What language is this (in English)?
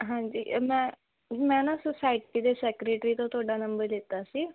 Punjabi